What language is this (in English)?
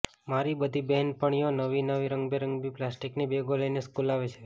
Gujarati